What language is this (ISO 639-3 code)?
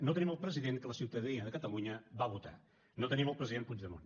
cat